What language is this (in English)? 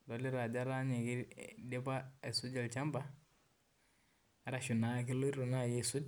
Masai